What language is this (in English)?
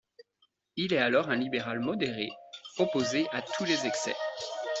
French